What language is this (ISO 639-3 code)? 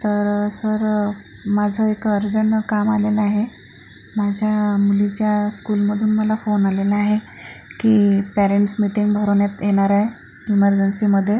mar